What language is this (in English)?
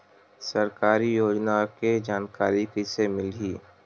Chhattisgarhi